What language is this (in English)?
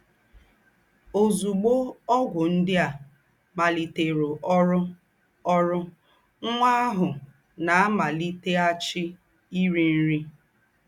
Igbo